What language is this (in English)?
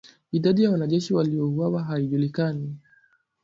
Swahili